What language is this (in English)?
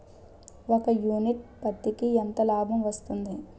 Telugu